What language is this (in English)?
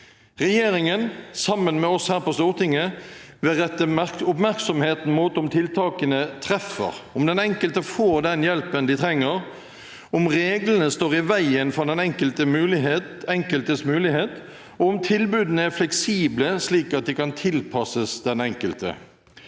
Norwegian